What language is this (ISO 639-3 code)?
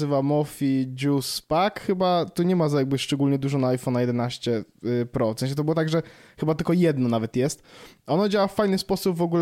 pol